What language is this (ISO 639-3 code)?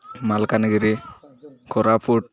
ori